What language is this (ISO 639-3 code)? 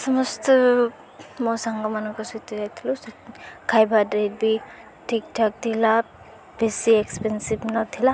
ori